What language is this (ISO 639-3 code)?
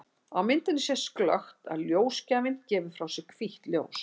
isl